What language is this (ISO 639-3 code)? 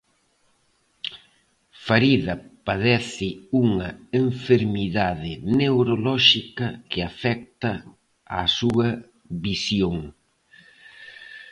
glg